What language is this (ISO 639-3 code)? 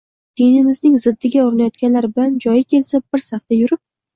uzb